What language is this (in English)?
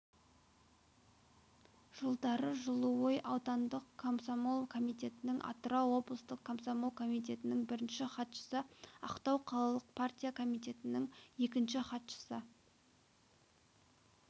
Kazakh